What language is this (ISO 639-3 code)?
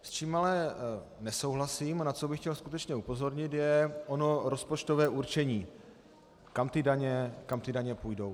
ces